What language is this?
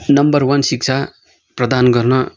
Nepali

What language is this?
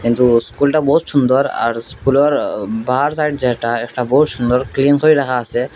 Bangla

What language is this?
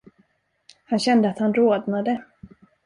Swedish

